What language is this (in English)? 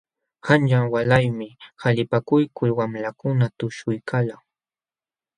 Jauja Wanca Quechua